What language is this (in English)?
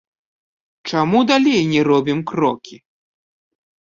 Belarusian